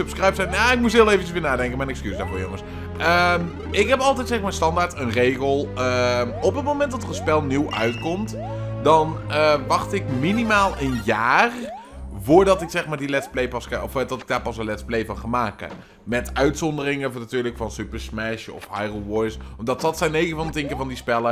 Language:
Dutch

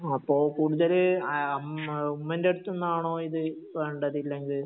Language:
Malayalam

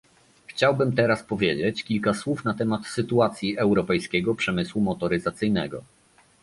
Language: Polish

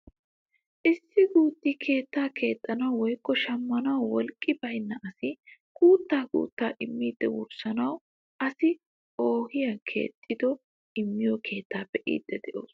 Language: Wolaytta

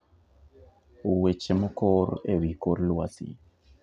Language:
Luo (Kenya and Tanzania)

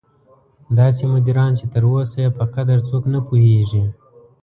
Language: Pashto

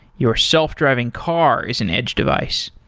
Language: English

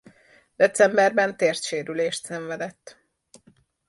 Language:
Hungarian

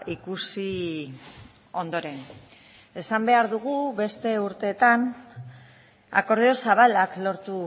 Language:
Basque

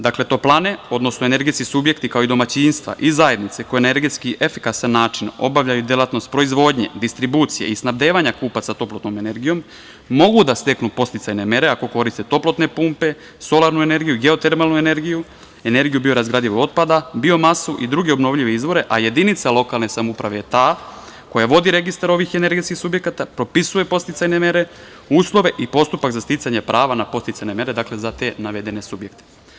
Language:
Serbian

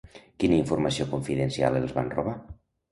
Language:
Catalan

